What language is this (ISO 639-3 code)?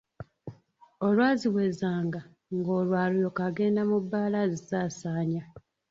lug